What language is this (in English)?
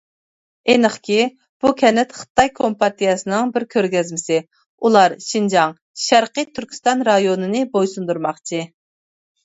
Uyghur